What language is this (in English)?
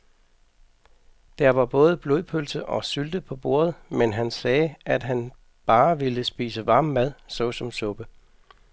Danish